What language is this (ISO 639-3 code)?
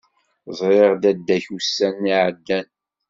kab